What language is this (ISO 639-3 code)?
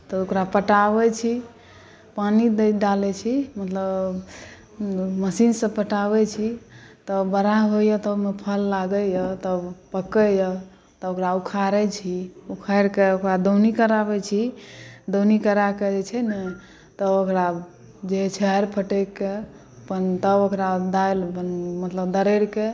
mai